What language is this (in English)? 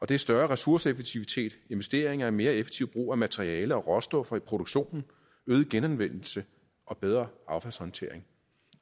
Danish